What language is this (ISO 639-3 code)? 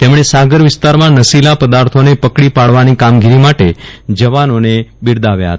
guj